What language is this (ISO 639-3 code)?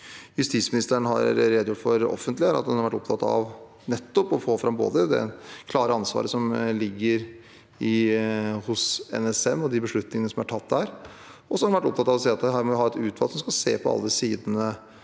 nor